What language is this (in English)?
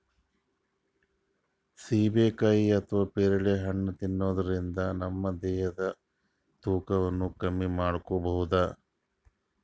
Kannada